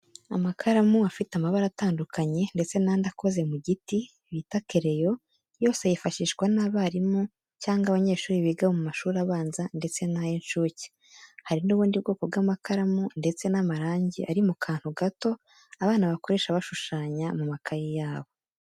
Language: Kinyarwanda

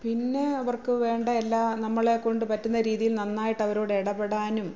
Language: Malayalam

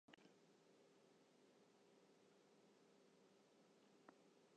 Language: Western Frisian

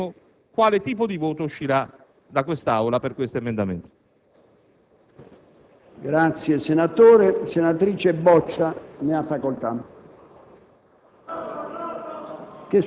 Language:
Italian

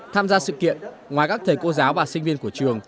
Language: Vietnamese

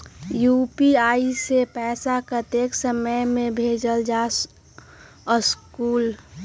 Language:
Magahi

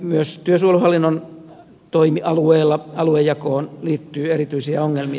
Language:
Finnish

